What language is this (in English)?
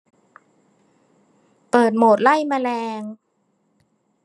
Thai